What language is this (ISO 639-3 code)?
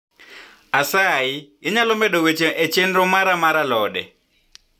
luo